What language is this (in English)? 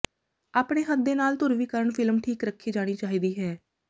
Punjabi